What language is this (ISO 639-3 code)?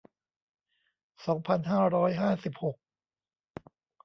tha